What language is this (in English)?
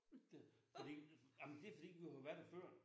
Danish